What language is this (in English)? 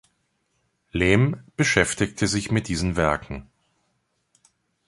German